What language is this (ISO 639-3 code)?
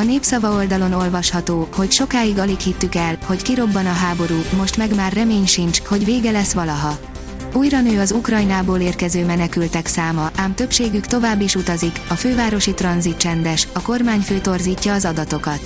hun